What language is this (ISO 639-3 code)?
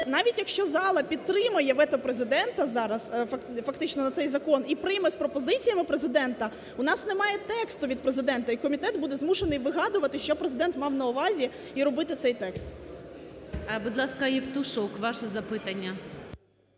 ukr